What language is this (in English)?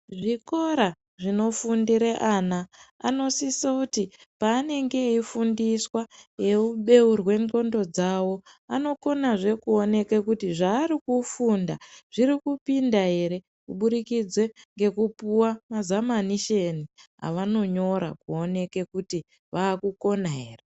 Ndau